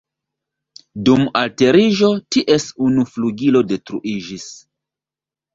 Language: Esperanto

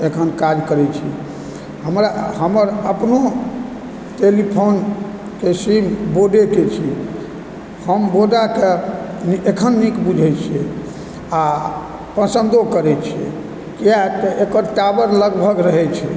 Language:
Maithili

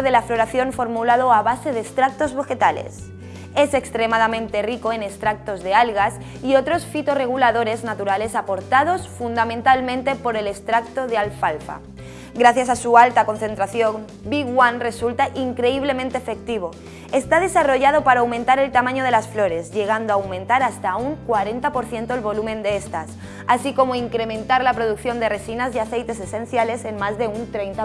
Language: Spanish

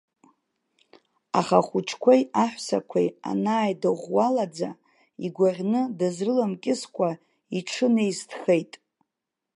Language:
Abkhazian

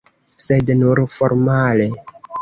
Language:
Esperanto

